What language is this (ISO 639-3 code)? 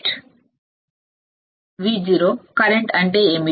tel